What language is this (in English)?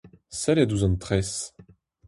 Breton